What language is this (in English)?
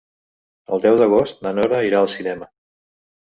Catalan